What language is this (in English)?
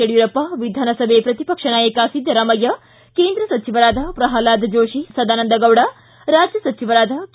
Kannada